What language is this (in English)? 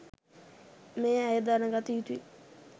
Sinhala